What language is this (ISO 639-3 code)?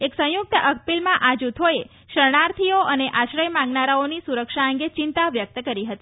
guj